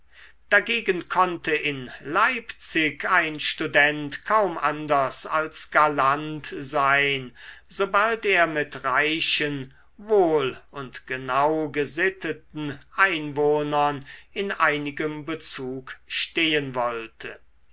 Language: German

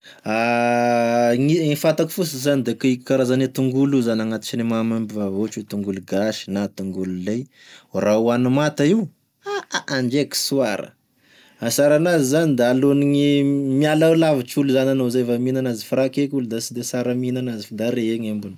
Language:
Tesaka Malagasy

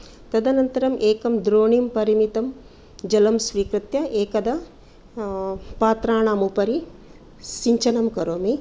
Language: Sanskrit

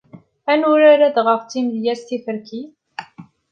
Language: Kabyle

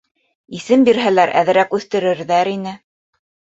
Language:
Bashkir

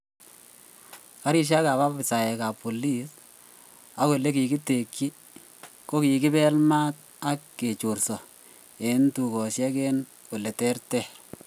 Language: Kalenjin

